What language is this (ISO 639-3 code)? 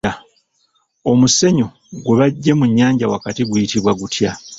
lug